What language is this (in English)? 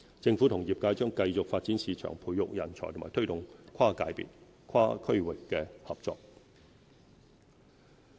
Cantonese